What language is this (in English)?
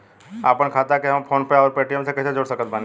Bhojpuri